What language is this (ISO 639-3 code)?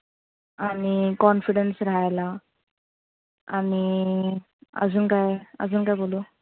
mar